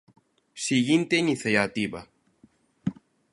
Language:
Galician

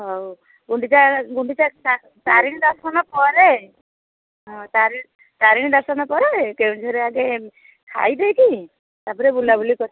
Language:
Odia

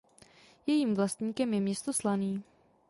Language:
Czech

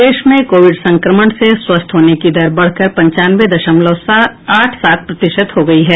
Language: Hindi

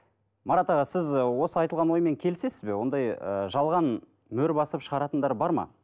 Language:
Kazakh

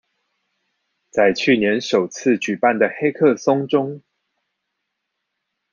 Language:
Chinese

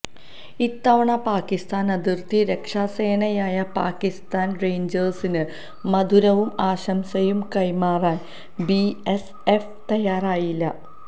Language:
Malayalam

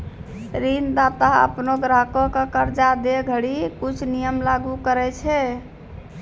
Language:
Maithili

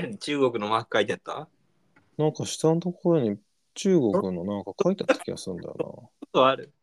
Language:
Japanese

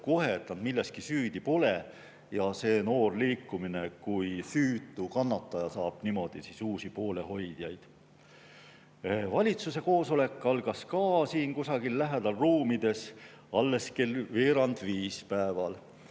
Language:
Estonian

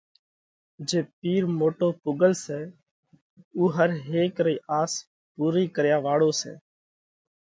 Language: Parkari Koli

